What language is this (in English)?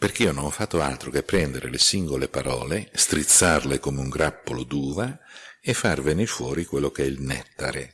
Italian